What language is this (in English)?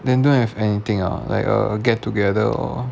English